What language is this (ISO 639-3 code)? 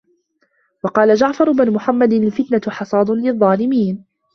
ara